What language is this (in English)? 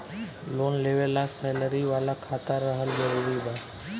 Bhojpuri